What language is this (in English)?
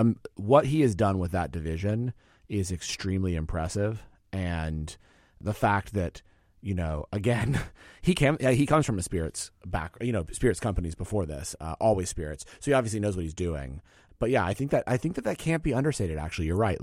English